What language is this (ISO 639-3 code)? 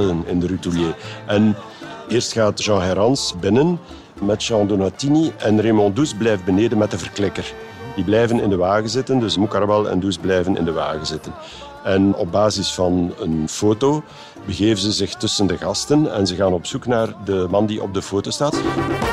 nld